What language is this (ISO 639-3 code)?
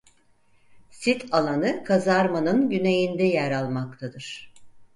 tur